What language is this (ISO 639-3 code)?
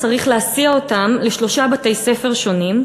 heb